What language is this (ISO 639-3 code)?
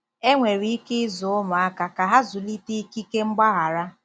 ibo